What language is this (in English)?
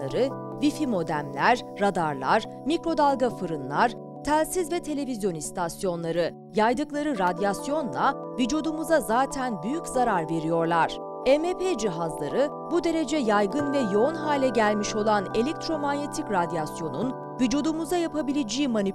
Turkish